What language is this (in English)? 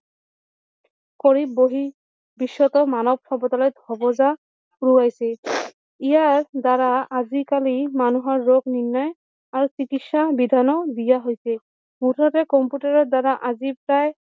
Assamese